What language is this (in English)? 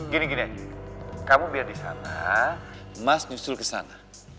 Indonesian